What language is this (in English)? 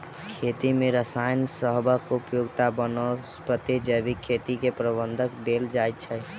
Maithili